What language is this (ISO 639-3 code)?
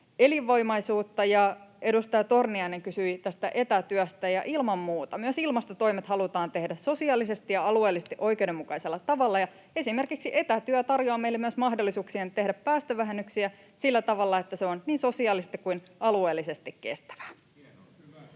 fin